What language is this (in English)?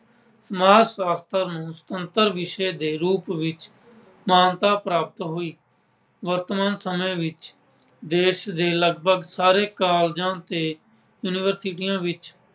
Punjabi